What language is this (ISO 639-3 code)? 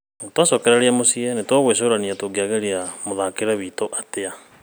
kik